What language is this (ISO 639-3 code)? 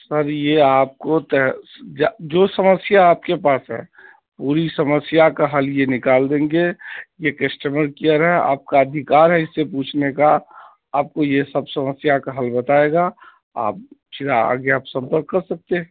urd